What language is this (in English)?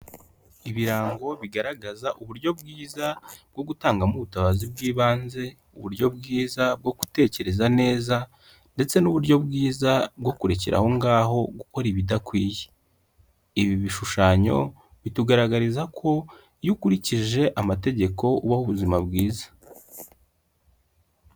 Kinyarwanda